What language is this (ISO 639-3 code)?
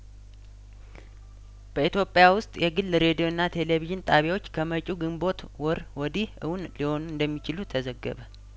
amh